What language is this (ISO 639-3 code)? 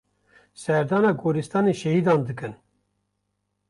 kur